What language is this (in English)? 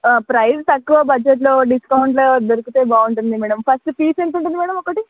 Telugu